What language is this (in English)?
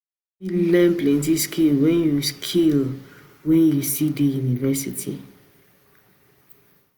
Nigerian Pidgin